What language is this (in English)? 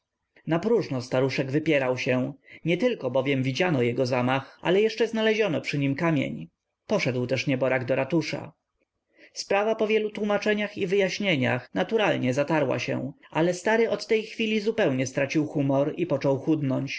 Polish